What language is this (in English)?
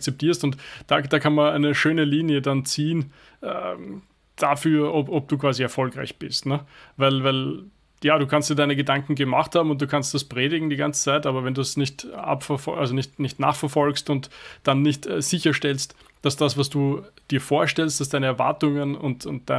German